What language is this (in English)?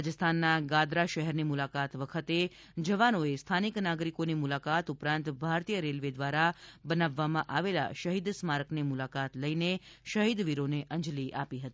Gujarati